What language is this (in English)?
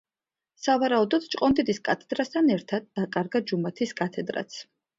Georgian